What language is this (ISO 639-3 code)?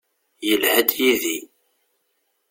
kab